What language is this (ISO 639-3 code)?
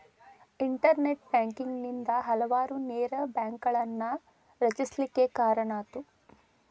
kan